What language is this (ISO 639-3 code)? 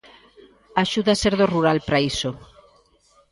glg